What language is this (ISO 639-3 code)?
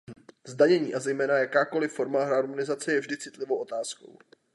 ces